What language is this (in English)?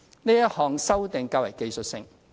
Cantonese